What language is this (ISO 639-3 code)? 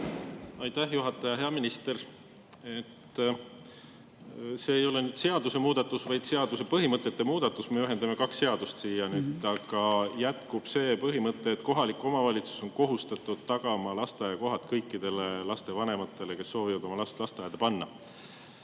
est